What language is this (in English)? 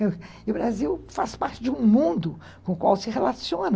Portuguese